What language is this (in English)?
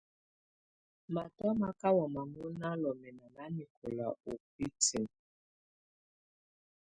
Tunen